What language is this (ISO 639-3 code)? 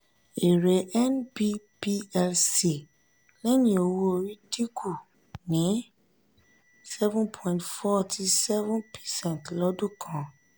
yor